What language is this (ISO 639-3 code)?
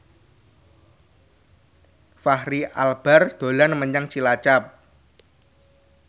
jav